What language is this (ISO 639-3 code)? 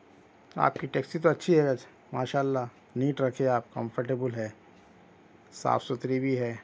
urd